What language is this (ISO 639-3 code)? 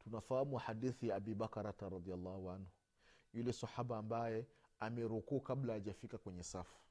swa